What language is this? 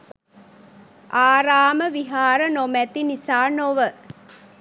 Sinhala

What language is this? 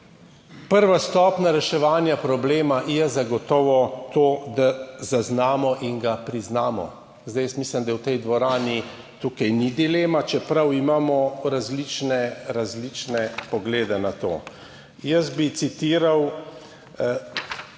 Slovenian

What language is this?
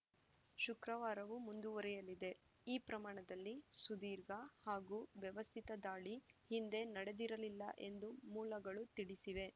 Kannada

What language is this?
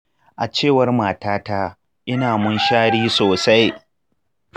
Hausa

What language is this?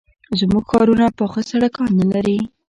Pashto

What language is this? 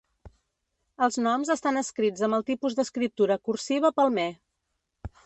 Catalan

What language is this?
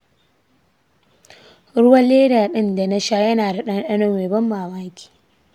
Hausa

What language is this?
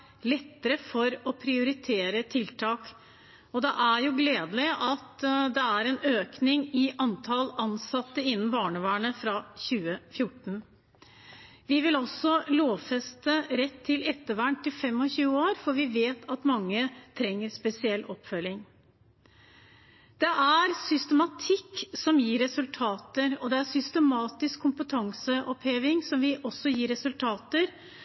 Norwegian Bokmål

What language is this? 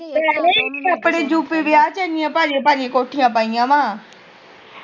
Punjabi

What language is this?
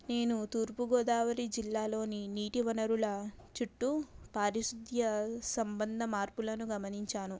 Telugu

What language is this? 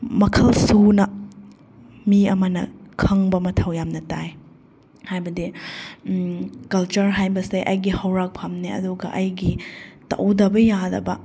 Manipuri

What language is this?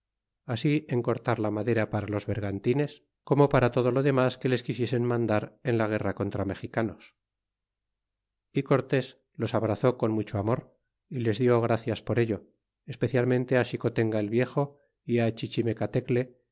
Spanish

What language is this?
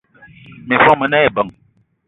Eton (Cameroon)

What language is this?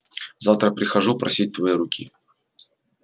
Russian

